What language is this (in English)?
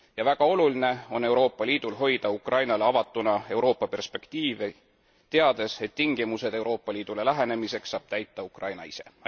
Estonian